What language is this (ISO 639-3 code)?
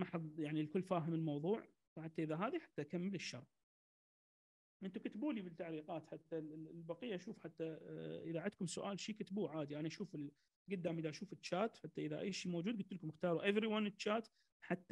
ara